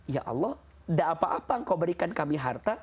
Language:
Indonesian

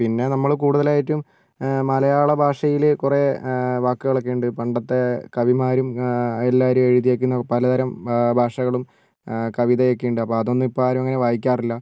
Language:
Malayalam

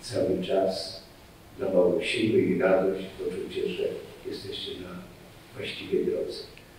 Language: Polish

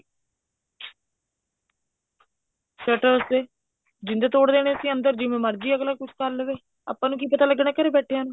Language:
Punjabi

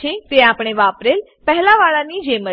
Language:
Gujarati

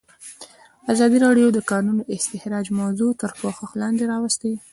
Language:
Pashto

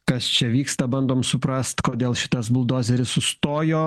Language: Lithuanian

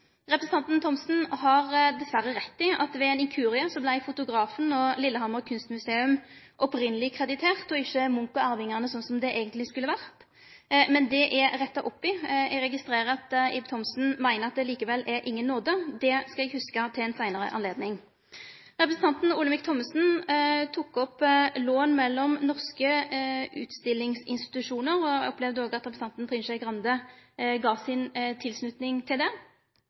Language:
Norwegian Nynorsk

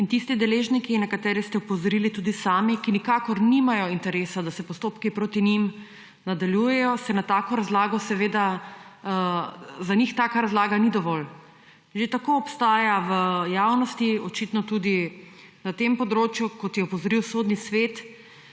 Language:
Slovenian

